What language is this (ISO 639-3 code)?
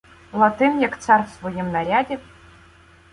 ukr